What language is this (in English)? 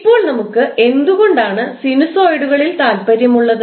Malayalam